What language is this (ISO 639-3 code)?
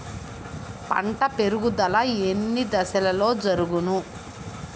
tel